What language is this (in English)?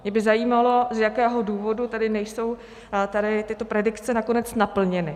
Czech